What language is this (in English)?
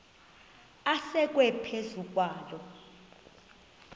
Xhosa